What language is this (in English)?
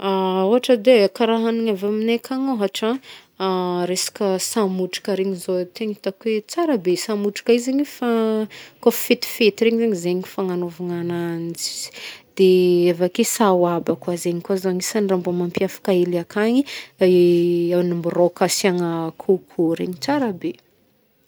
Northern Betsimisaraka Malagasy